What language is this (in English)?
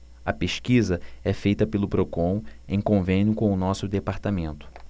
Portuguese